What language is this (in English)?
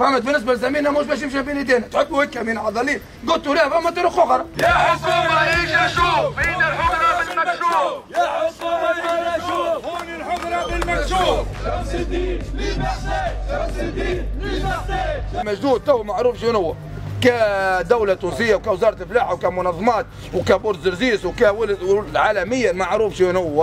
Arabic